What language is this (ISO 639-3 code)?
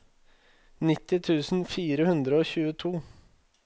nor